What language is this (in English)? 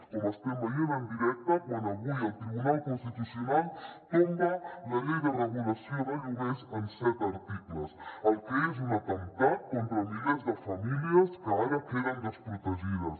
Catalan